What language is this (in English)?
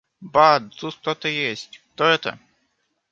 Russian